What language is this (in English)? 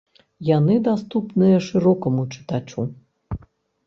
Belarusian